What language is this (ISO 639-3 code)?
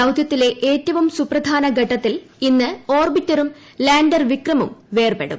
mal